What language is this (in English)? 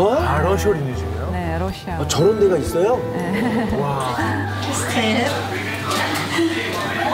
Korean